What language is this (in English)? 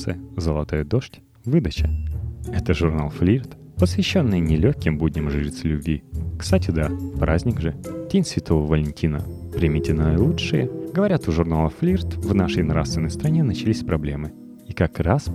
Russian